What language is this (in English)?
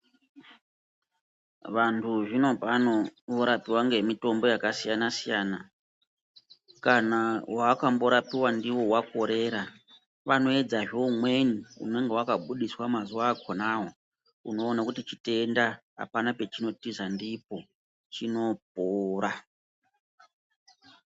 Ndau